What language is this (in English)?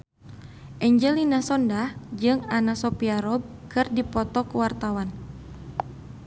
Sundanese